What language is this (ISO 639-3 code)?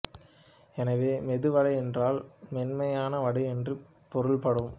tam